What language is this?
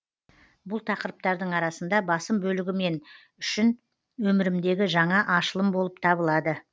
Kazakh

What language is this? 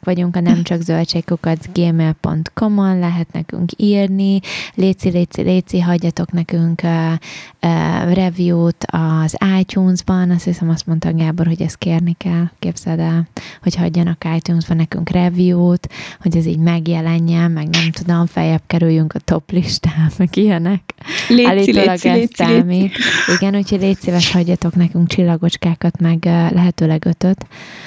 Hungarian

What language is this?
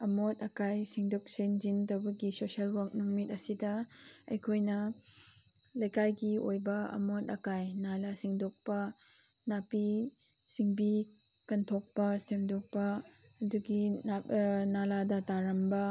Manipuri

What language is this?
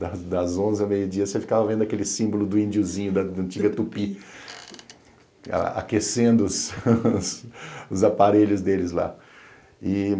Portuguese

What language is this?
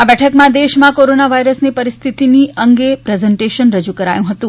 Gujarati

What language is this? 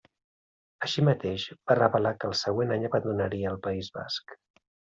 Catalan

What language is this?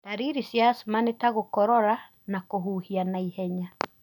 Kikuyu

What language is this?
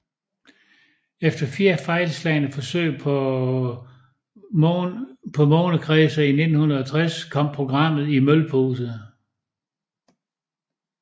Danish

